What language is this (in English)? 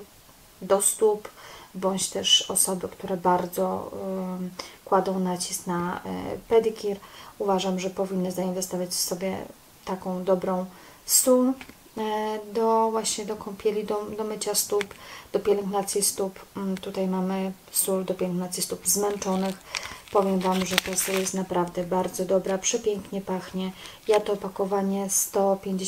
Polish